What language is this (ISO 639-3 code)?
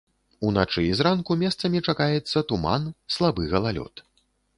bel